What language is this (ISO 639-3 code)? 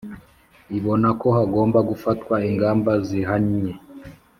kin